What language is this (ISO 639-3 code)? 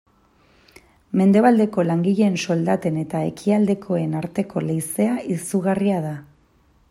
eus